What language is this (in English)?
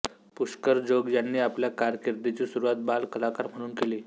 Marathi